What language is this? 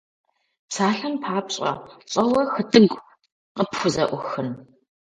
Kabardian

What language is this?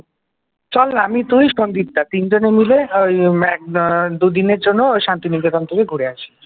Bangla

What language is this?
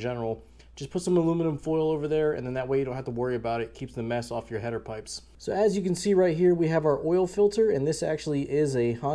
English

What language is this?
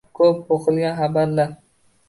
Uzbek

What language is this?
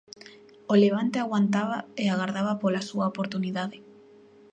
Galician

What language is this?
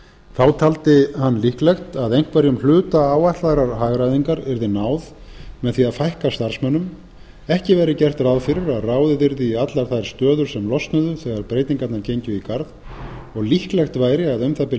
Icelandic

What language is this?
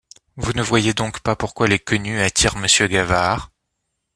French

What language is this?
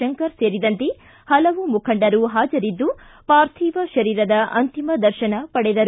Kannada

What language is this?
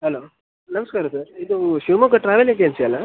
Kannada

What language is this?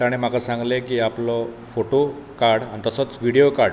Konkani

